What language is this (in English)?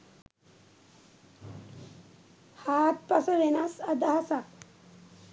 Sinhala